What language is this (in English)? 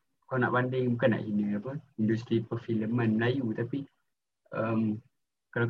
Malay